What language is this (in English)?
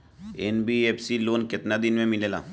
Bhojpuri